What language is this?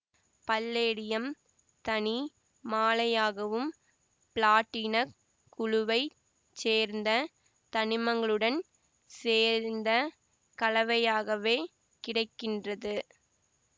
Tamil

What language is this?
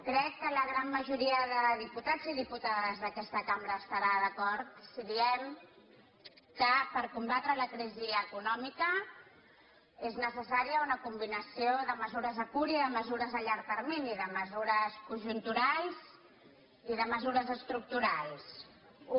Catalan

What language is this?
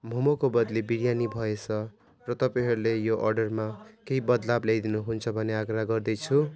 Nepali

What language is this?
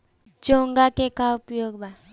Bhojpuri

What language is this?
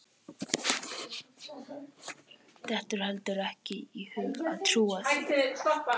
Icelandic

